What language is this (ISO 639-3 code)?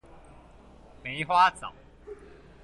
zho